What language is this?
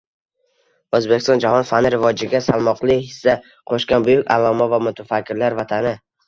Uzbek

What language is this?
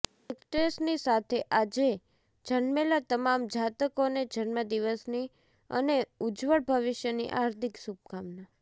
Gujarati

